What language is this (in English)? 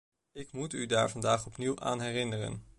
Dutch